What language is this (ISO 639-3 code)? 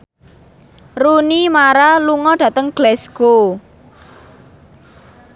jav